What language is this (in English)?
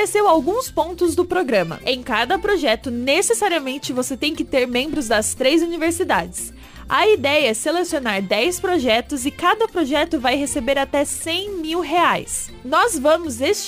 Portuguese